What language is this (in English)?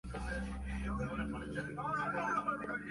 Spanish